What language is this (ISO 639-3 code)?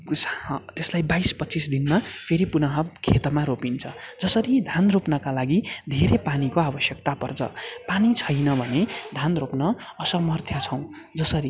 nep